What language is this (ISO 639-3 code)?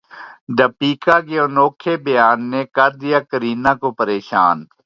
urd